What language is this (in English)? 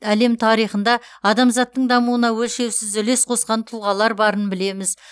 Kazakh